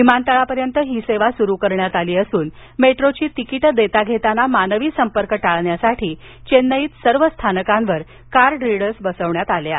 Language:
Marathi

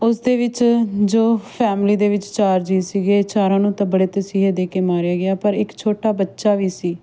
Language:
Punjabi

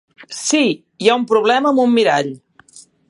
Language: Catalan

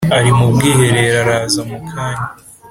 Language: Kinyarwanda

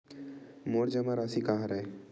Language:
Chhattisgarhi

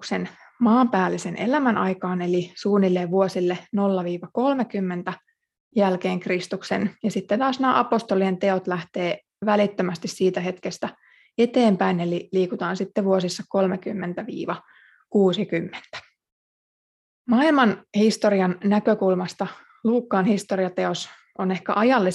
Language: Finnish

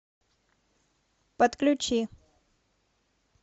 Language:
Russian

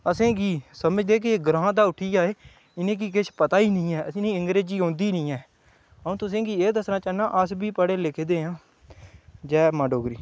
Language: Dogri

